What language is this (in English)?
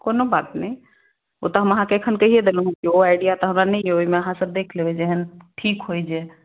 Maithili